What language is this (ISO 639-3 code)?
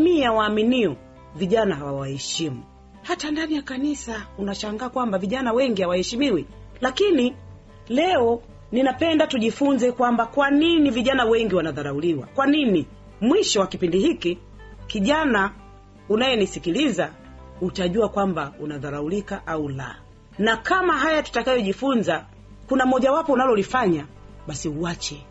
swa